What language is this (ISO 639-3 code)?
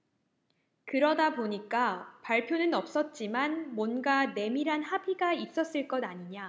kor